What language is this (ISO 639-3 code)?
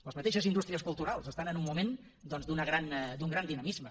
cat